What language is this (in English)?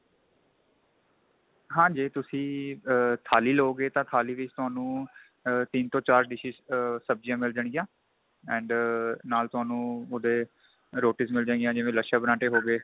Punjabi